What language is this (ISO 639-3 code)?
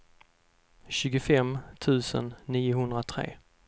swe